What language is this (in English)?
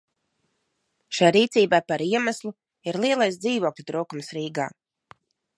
Latvian